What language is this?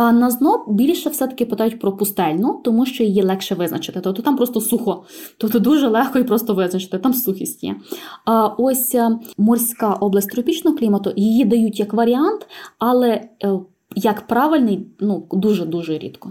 Ukrainian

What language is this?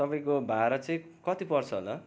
Nepali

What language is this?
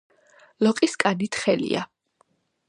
Georgian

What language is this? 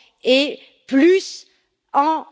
French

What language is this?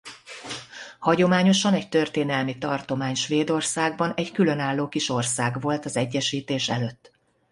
Hungarian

